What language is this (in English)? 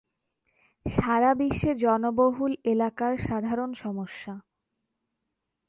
Bangla